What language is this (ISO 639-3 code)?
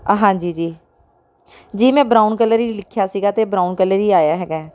pan